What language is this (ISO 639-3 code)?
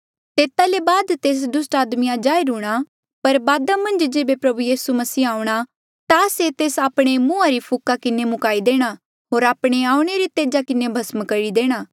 mjl